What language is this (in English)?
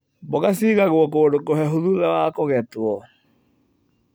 Kikuyu